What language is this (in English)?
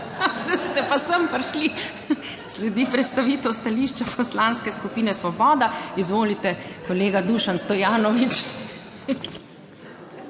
Slovenian